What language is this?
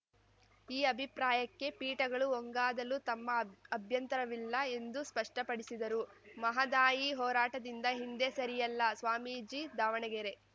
Kannada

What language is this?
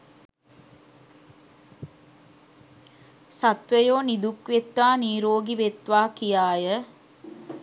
Sinhala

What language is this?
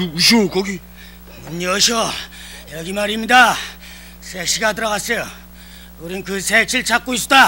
Korean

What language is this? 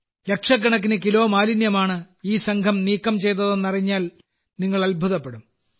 Malayalam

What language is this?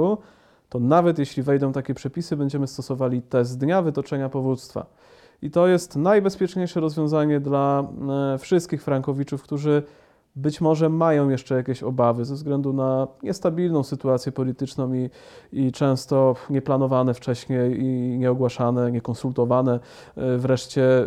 Polish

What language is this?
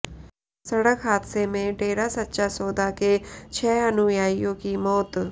Hindi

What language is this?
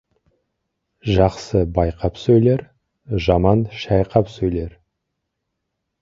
Kazakh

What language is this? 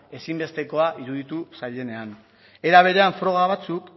Basque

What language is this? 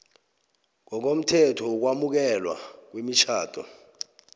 South Ndebele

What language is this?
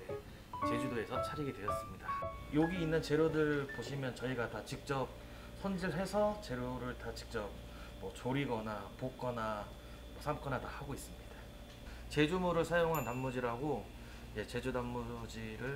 Korean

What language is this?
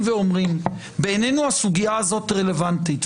Hebrew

